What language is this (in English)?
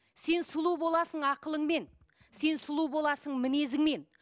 Kazakh